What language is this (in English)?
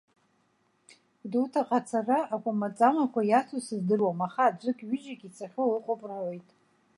Abkhazian